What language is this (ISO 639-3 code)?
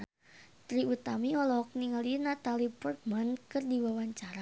sun